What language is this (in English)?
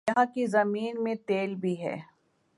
Urdu